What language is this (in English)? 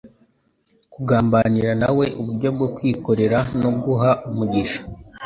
Kinyarwanda